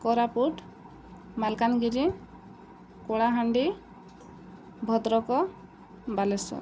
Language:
Odia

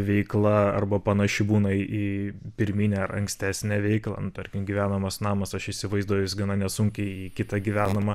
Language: Lithuanian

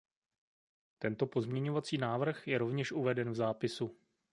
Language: Czech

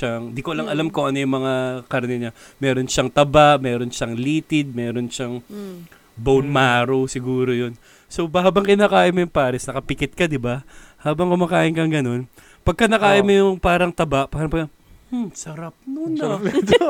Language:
Filipino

